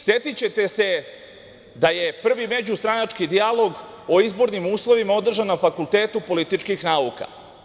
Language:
Serbian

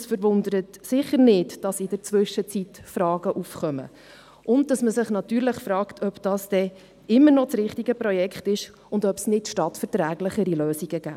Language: Swiss German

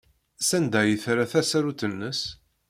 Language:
Kabyle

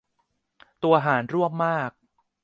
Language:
Thai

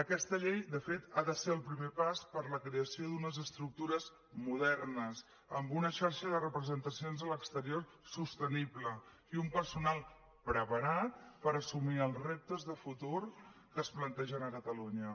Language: Catalan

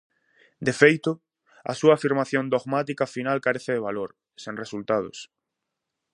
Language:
Galician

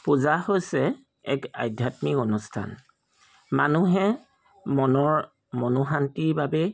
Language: Assamese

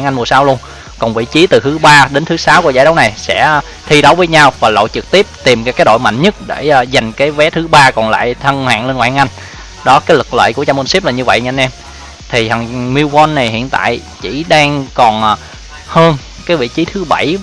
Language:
Vietnamese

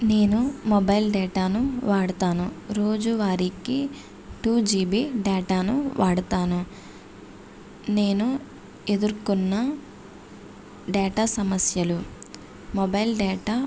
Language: Telugu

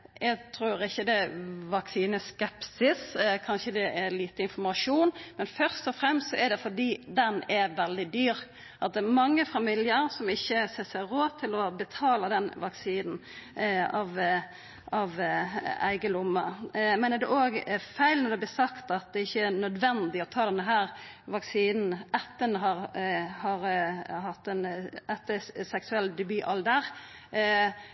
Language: Norwegian Nynorsk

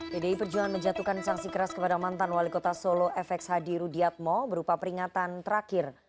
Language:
Indonesian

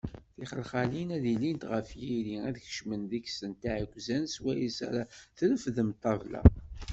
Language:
Kabyle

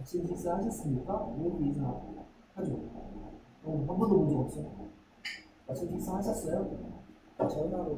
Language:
Korean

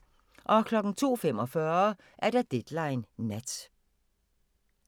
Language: Danish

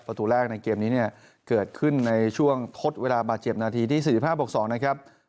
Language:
Thai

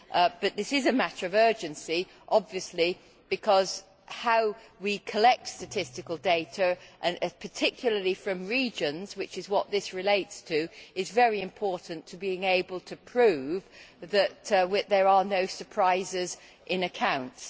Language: English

